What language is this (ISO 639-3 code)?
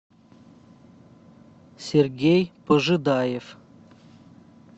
rus